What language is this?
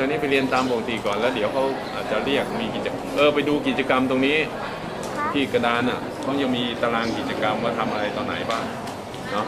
Thai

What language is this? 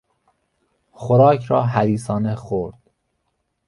Persian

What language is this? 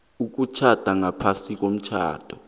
South Ndebele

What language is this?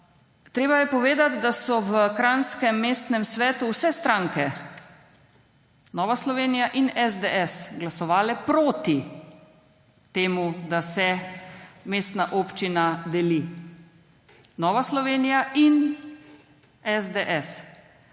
Slovenian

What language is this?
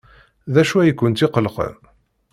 Kabyle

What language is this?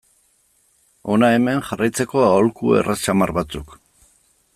Basque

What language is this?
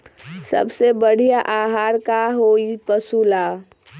Magahi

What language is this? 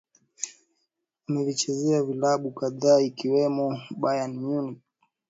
Swahili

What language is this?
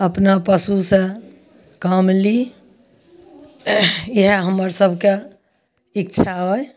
Maithili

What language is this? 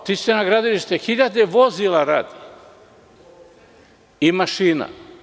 Serbian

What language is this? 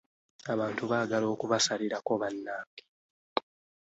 Ganda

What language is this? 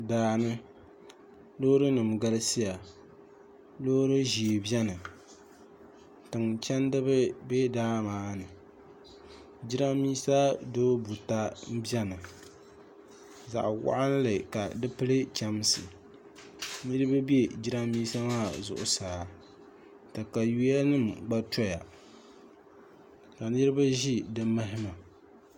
Dagbani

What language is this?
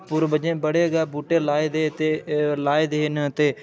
Dogri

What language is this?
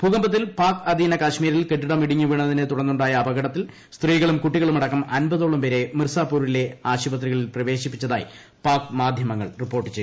Malayalam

